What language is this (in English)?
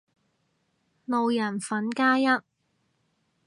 Cantonese